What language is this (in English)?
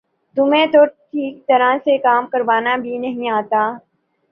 Urdu